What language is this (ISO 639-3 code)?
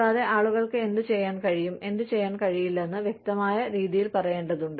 mal